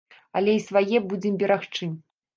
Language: Belarusian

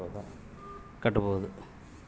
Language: Kannada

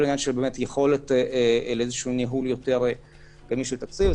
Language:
Hebrew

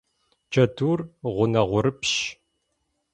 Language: Kabardian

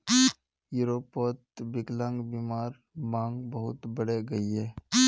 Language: Magahi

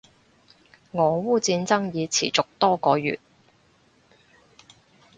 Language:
Cantonese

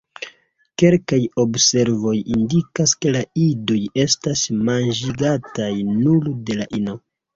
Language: Esperanto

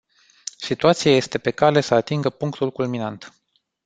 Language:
Romanian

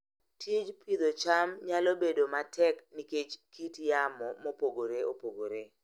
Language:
Luo (Kenya and Tanzania)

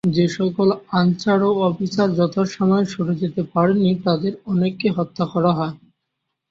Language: Bangla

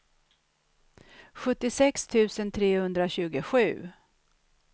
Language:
Swedish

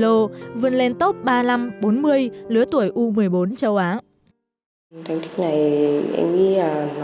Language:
Vietnamese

